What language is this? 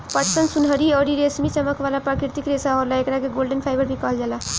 Bhojpuri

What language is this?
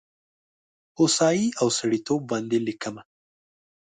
Pashto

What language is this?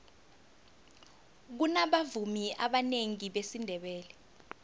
South Ndebele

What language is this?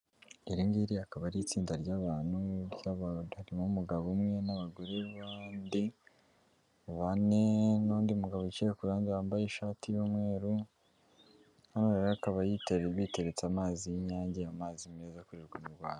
Kinyarwanda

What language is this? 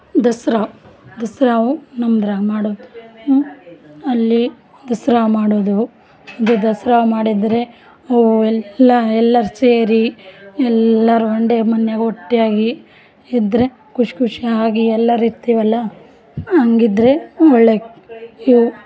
Kannada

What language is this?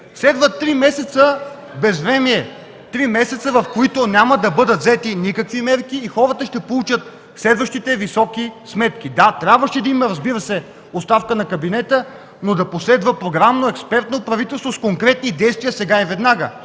Bulgarian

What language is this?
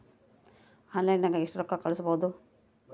Kannada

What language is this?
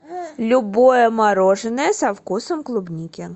Russian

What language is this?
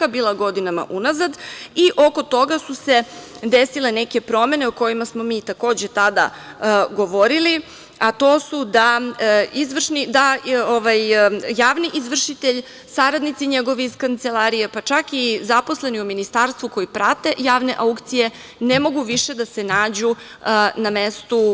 Serbian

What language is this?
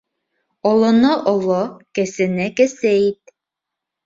Bashkir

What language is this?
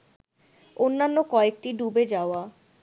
Bangla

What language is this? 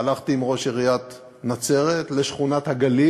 Hebrew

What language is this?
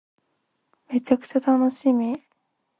Japanese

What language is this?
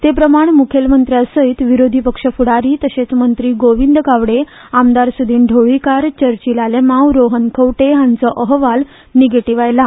Konkani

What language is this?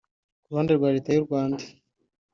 Kinyarwanda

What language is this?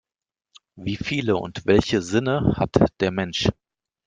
German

